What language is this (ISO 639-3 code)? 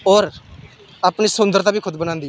doi